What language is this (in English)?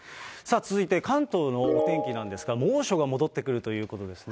Japanese